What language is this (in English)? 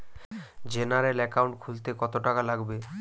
Bangla